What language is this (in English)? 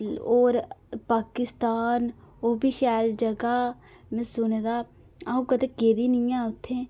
Dogri